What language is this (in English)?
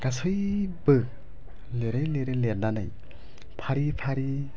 Bodo